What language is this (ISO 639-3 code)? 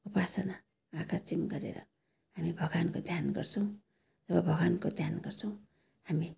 nep